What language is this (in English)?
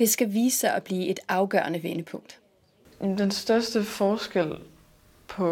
Danish